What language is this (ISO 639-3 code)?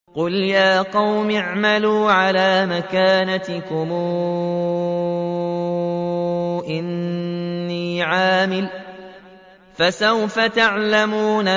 ara